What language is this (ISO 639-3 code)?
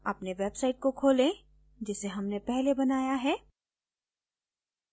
hin